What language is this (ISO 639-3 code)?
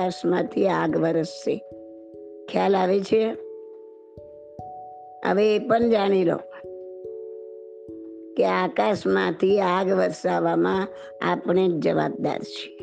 guj